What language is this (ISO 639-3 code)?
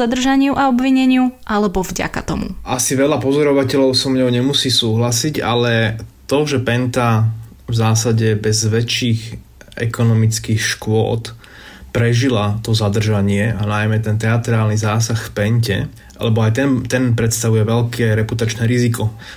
slk